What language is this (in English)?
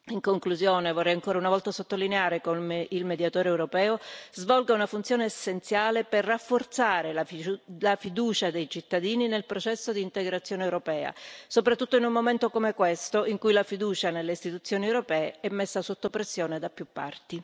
Italian